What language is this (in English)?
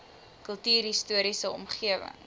Afrikaans